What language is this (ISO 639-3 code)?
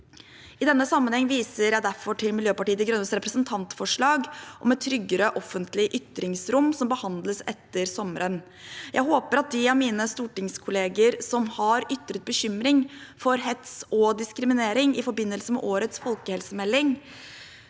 nor